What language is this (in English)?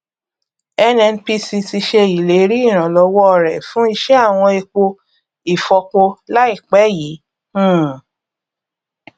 Yoruba